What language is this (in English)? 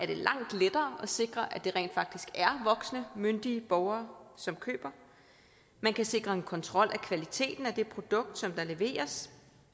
Danish